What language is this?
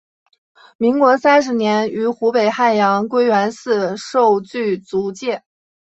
Chinese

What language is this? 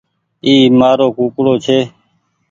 Goaria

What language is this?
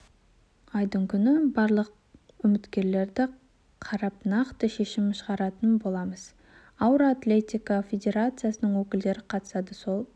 Kazakh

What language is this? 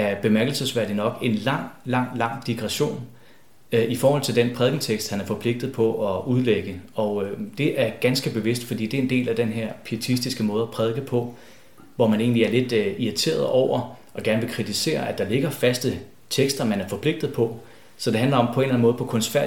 Danish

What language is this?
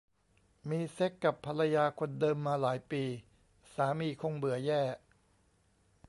Thai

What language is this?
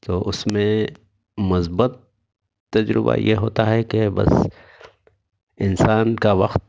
Urdu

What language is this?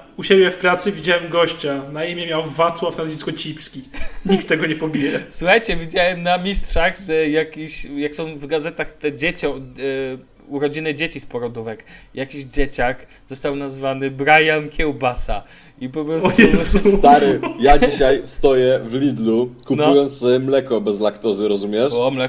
Polish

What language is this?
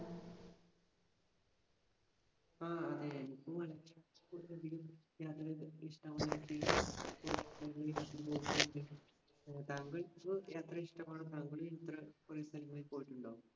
Malayalam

